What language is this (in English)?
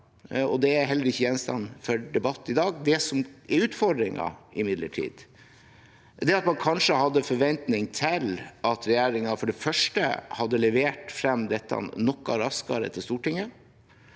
Norwegian